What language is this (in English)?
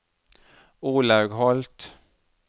Norwegian